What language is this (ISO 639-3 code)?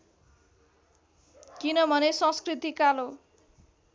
nep